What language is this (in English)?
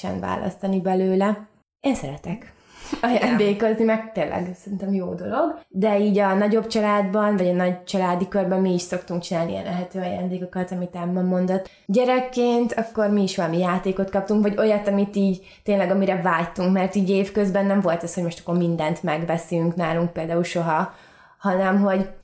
Hungarian